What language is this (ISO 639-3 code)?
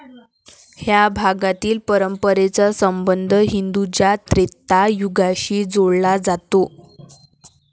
mar